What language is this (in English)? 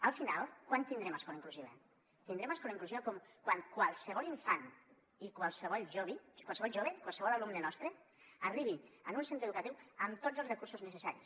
Catalan